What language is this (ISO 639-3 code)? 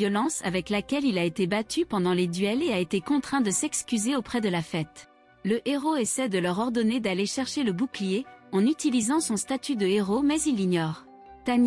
fra